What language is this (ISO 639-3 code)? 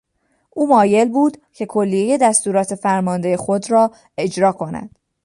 fas